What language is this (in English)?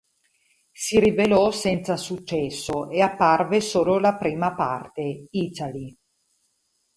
Italian